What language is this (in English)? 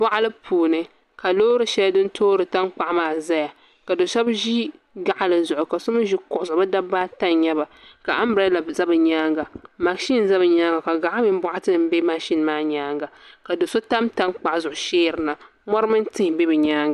Dagbani